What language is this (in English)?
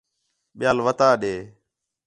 Khetrani